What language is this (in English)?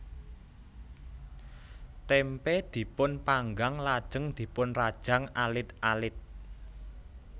Javanese